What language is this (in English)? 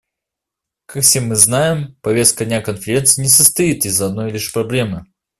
Russian